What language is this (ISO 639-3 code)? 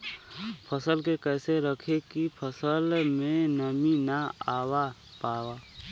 bho